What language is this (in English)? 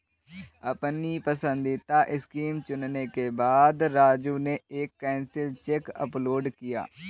Hindi